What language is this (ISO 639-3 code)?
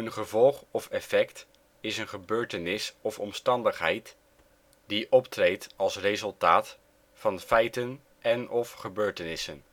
nld